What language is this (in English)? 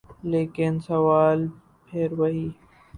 Urdu